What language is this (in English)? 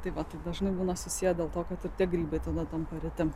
Lithuanian